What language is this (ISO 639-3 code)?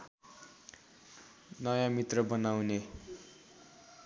nep